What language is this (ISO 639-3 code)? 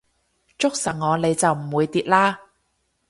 yue